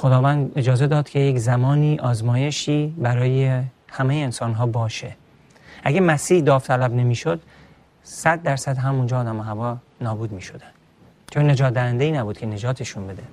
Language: Persian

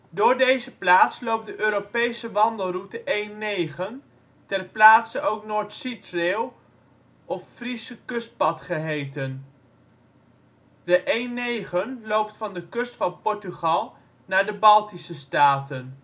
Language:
Dutch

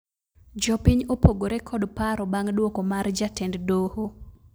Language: Luo (Kenya and Tanzania)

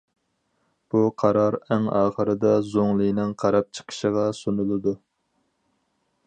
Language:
Uyghur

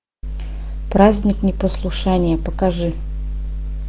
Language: Russian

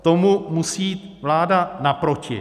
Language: Czech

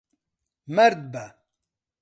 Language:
Central Kurdish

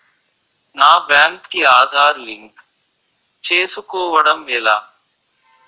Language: Telugu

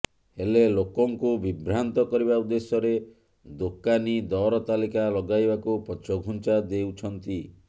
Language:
Odia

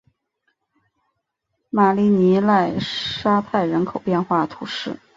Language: Chinese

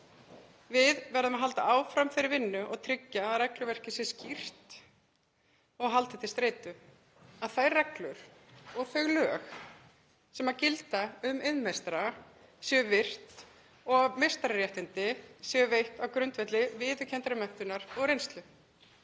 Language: Icelandic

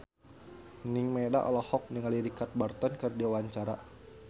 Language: Sundanese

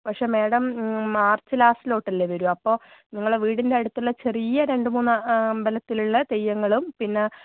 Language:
Malayalam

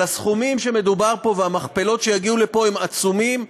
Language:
Hebrew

